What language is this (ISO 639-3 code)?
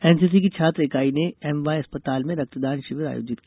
hin